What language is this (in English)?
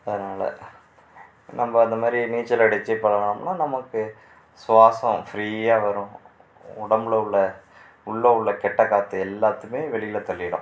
Tamil